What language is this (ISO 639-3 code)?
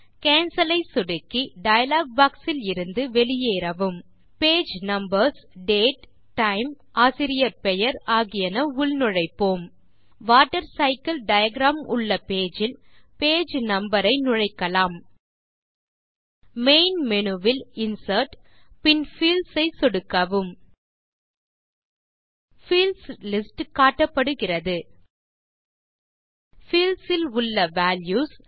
tam